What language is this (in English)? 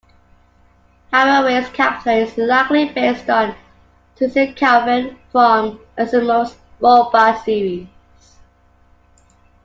English